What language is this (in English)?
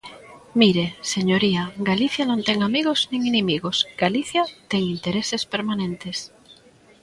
Galician